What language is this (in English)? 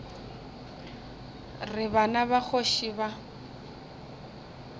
Northern Sotho